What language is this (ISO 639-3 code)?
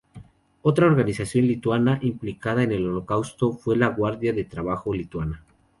spa